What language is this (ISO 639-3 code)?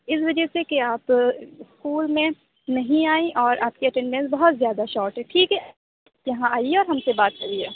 urd